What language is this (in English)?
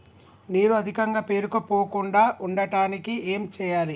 Telugu